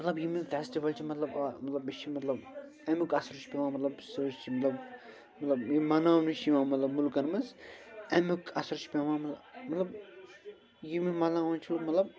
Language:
Kashmiri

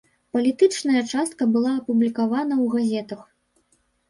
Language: Belarusian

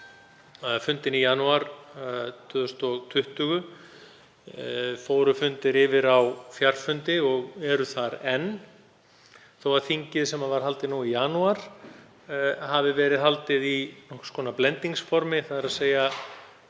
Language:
Icelandic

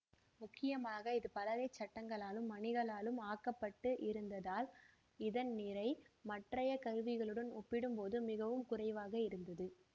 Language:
Tamil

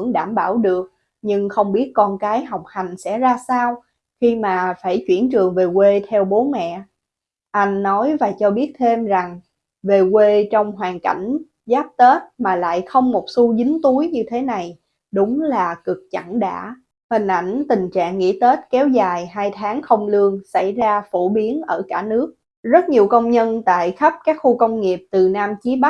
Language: Vietnamese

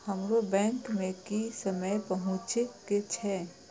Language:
Maithili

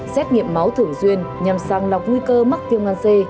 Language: Vietnamese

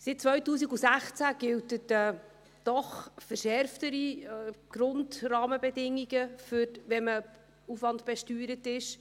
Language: Swiss German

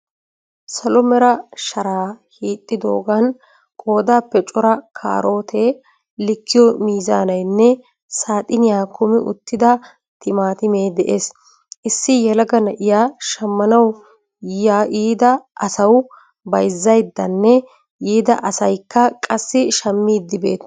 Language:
Wolaytta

